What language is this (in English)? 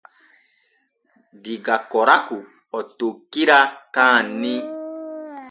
Borgu Fulfulde